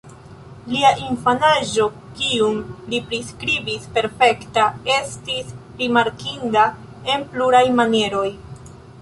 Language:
Esperanto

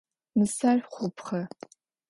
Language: Adyghe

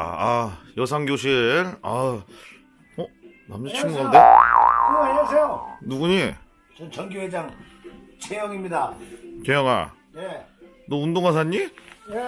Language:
Korean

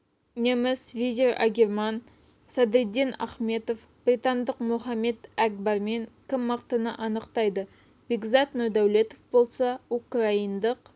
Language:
Kazakh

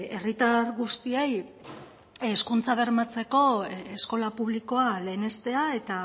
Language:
Basque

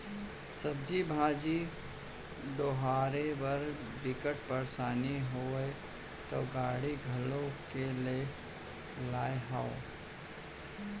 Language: Chhattisgarhi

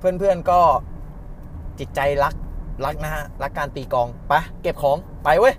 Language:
Thai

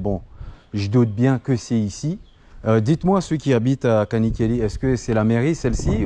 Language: French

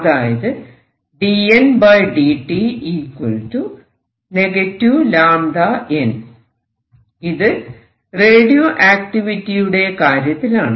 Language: Malayalam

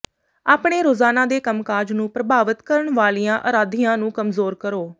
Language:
Punjabi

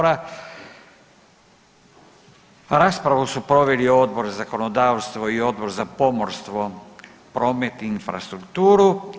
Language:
Croatian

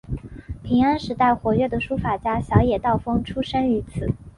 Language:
Chinese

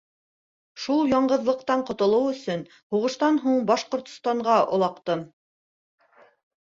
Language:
Bashkir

